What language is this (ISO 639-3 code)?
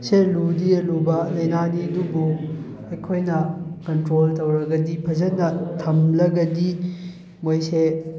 mni